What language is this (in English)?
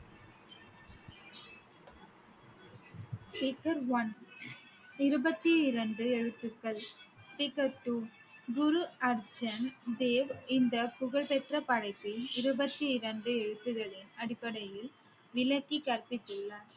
Tamil